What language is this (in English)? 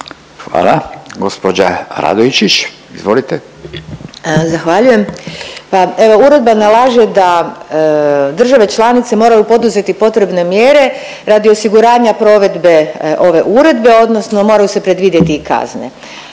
Croatian